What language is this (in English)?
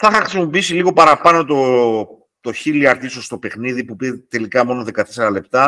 Greek